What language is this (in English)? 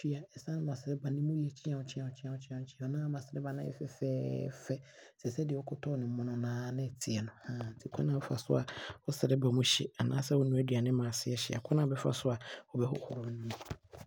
Abron